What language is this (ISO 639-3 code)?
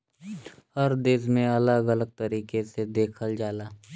bho